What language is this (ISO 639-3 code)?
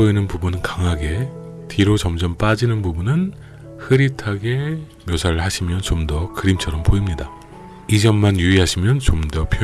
kor